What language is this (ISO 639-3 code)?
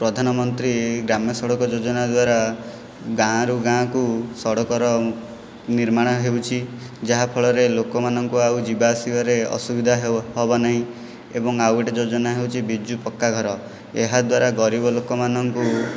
ori